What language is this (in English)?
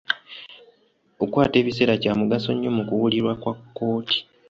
Ganda